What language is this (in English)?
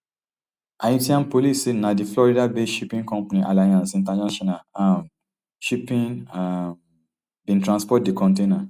Nigerian Pidgin